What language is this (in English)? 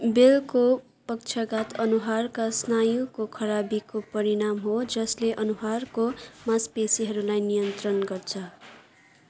Nepali